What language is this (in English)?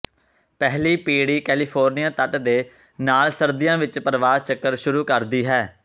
Punjabi